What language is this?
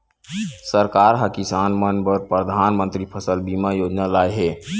Chhattisgarhi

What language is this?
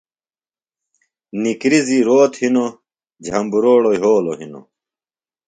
Phalura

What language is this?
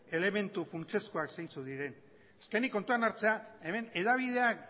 Basque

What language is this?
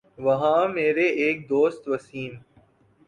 Urdu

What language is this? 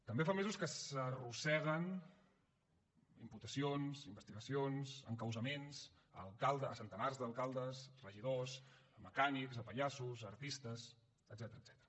Catalan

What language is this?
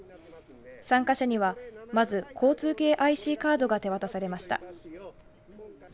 Japanese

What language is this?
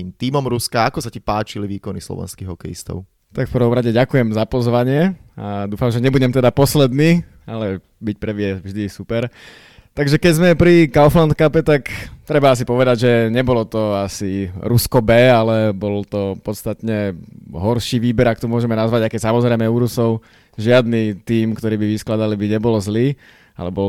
Slovak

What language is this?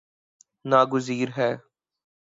Urdu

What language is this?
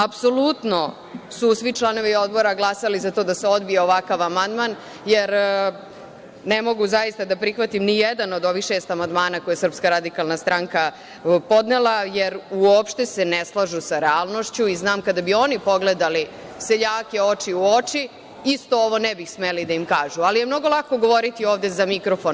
Serbian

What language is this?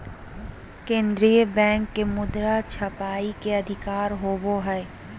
Magahi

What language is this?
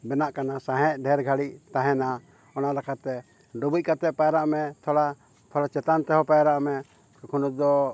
Santali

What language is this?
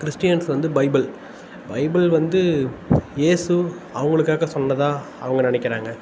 Tamil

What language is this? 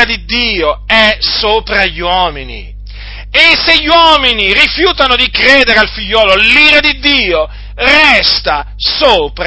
Italian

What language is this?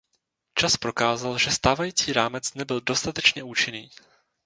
Czech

